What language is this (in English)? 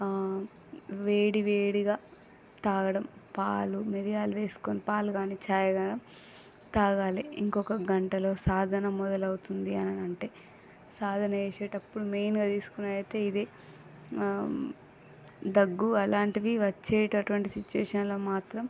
Telugu